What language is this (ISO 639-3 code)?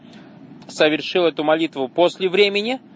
rus